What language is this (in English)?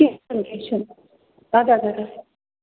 Kashmiri